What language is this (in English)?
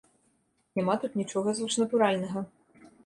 Belarusian